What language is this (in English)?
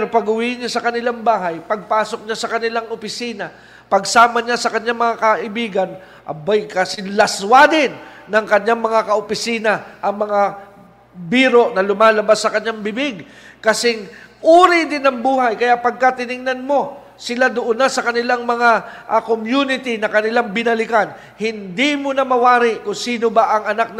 Filipino